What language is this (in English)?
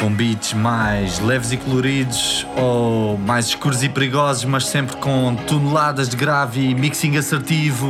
Portuguese